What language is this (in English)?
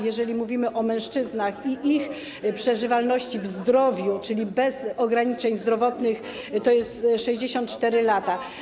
Polish